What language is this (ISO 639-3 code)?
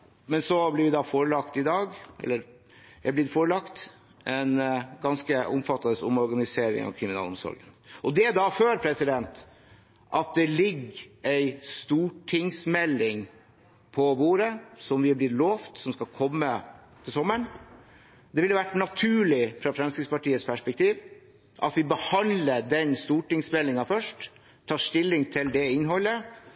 nob